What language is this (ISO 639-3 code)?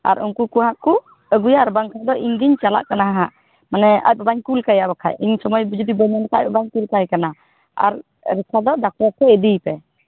sat